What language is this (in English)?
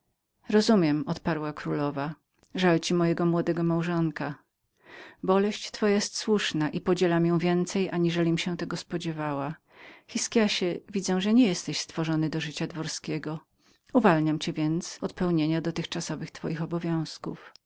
Polish